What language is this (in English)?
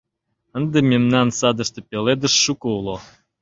Mari